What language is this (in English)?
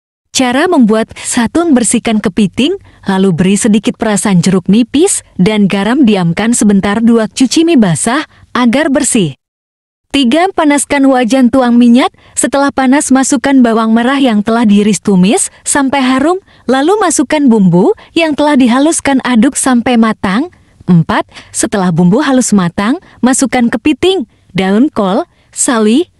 Indonesian